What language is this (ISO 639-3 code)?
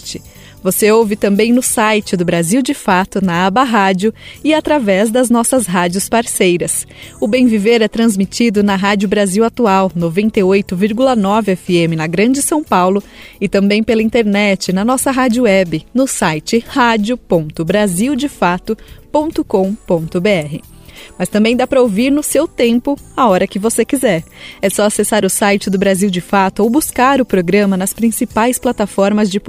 por